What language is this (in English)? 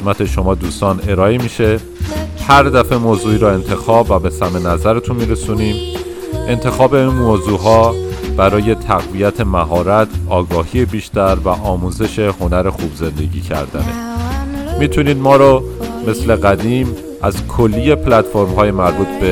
Persian